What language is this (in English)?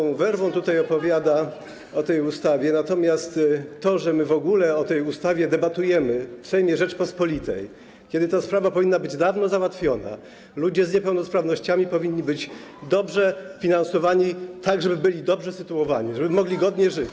Polish